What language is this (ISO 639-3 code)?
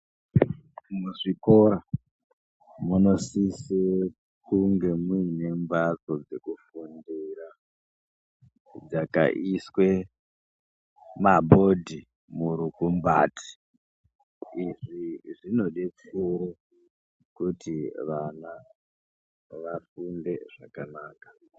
ndc